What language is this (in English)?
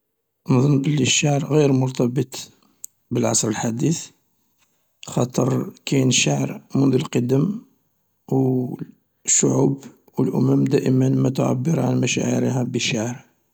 Algerian Arabic